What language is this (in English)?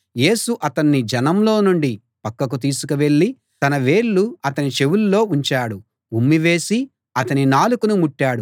Telugu